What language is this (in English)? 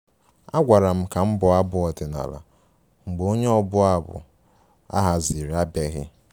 Igbo